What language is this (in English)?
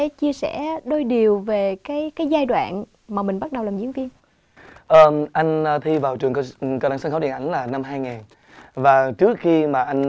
Vietnamese